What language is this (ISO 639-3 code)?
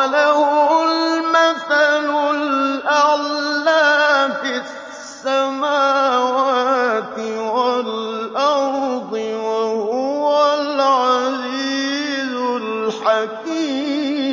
ara